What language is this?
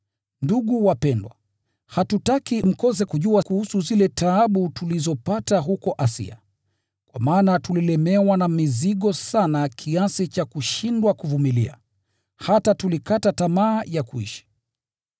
Swahili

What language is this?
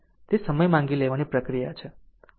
Gujarati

